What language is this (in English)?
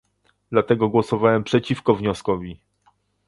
Polish